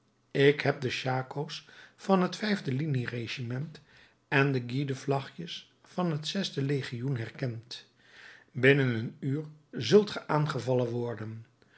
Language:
Dutch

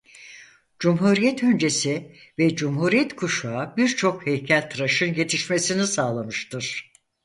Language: Turkish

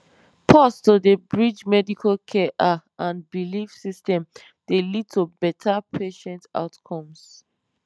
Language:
Nigerian Pidgin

